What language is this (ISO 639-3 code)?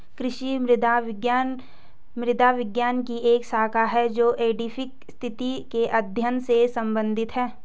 hin